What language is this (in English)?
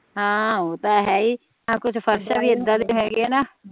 Punjabi